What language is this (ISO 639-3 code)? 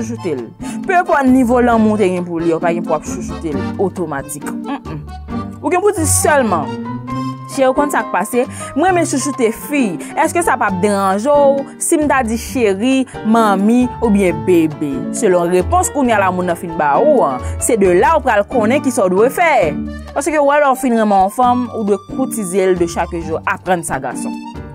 fra